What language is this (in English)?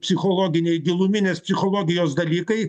Lithuanian